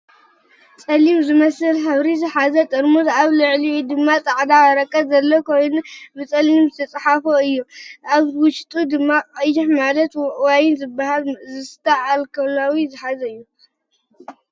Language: Tigrinya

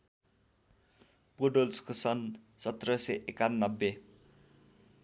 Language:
Nepali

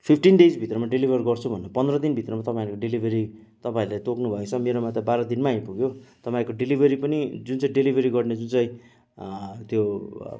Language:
Nepali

